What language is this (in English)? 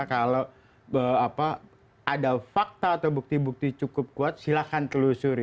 Indonesian